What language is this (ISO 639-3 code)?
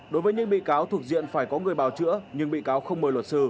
vie